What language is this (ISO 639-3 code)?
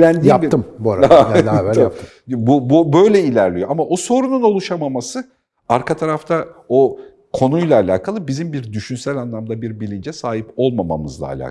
tur